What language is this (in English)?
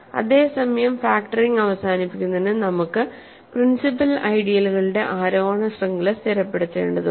Malayalam